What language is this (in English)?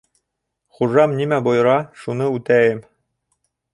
Bashkir